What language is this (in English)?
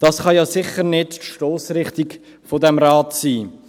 Swiss German